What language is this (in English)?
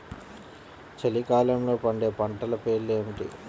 Telugu